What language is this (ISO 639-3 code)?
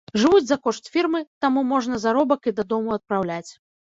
bel